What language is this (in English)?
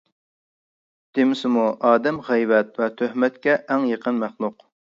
Uyghur